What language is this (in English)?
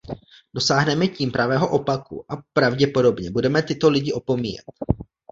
Czech